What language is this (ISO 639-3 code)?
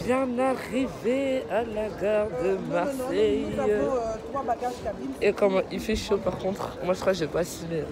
fra